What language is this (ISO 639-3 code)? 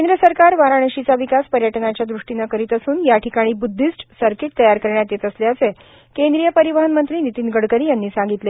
mar